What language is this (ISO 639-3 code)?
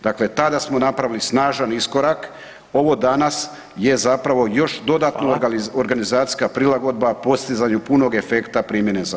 hrv